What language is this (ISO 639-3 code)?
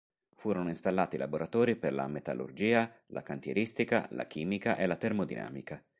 ita